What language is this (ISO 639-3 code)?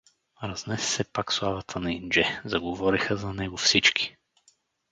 bul